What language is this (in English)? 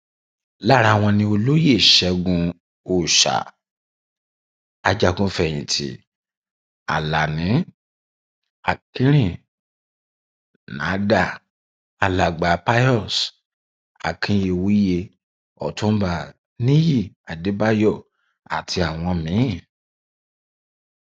Yoruba